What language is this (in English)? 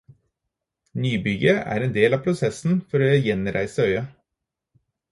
Norwegian Bokmål